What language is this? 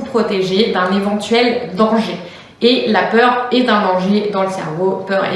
French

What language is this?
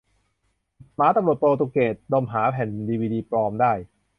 Thai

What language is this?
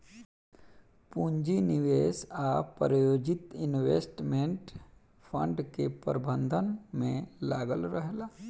Bhojpuri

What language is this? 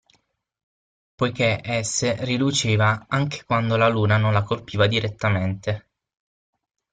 Italian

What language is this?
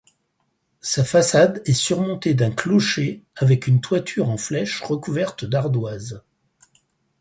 French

